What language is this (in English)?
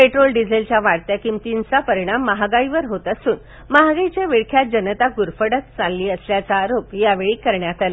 Marathi